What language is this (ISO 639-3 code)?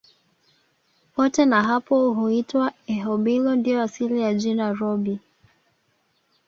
swa